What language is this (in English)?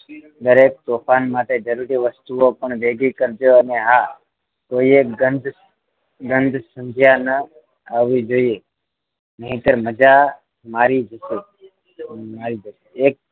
Gujarati